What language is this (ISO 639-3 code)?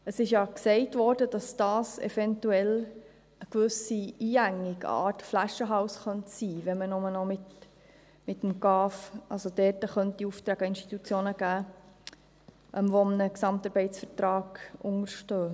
gsw